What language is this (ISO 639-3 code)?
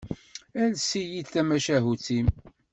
kab